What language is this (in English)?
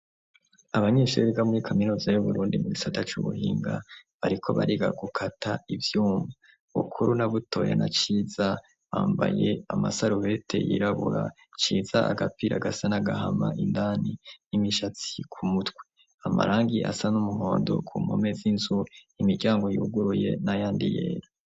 Rundi